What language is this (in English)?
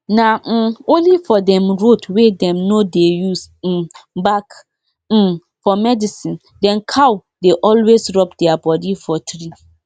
Nigerian Pidgin